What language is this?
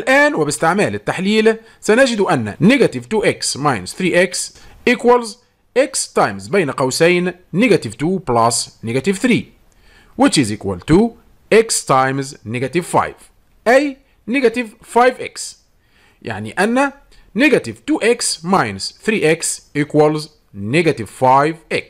Arabic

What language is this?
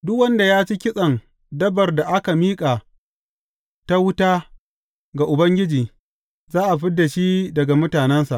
Hausa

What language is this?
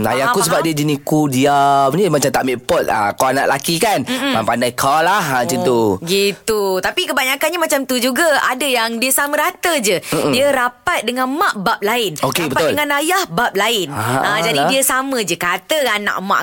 Malay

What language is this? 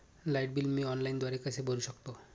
Marathi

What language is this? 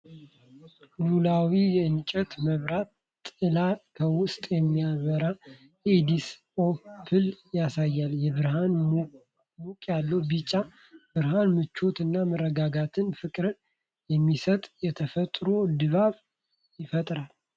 Amharic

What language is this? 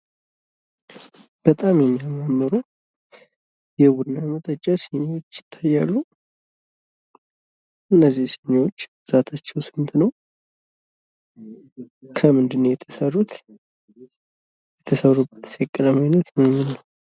Amharic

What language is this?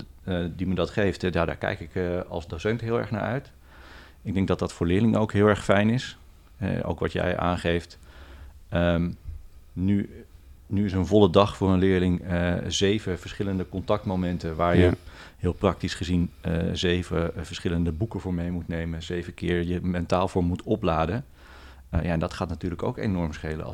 Dutch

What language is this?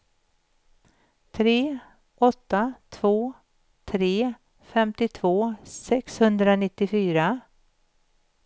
Swedish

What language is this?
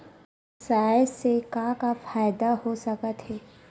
Chhattisgarhi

